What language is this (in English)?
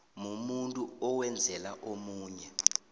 South Ndebele